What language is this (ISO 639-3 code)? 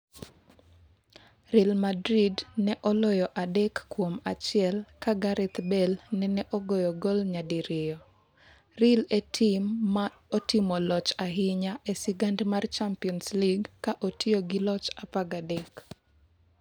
luo